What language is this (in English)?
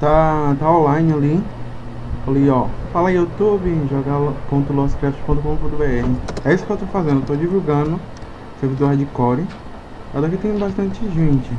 Portuguese